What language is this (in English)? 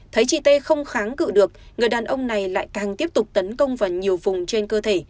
Vietnamese